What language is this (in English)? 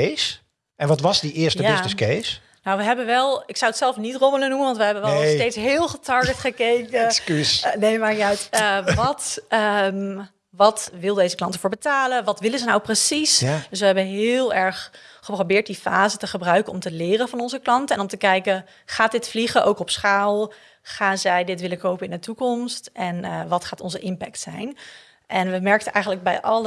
Dutch